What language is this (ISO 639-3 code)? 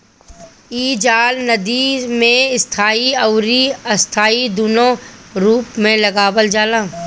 bho